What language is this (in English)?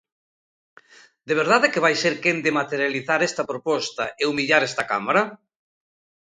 Galician